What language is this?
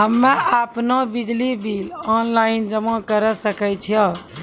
Maithili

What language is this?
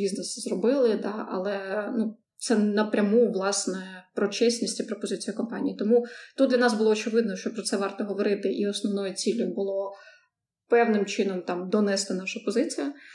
Ukrainian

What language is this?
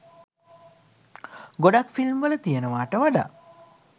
Sinhala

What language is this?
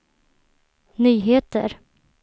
Swedish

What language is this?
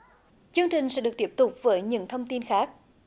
Vietnamese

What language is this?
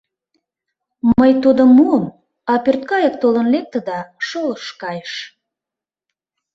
Mari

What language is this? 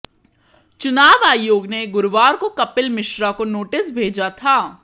Hindi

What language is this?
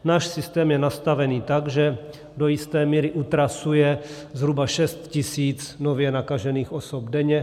Czech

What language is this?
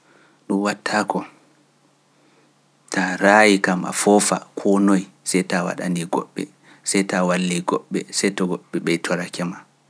Pular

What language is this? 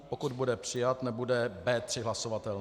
Czech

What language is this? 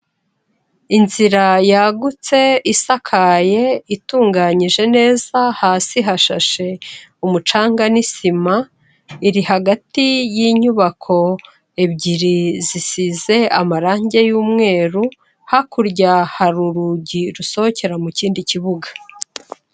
Kinyarwanda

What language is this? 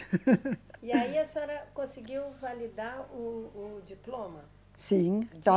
Portuguese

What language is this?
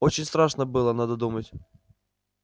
Russian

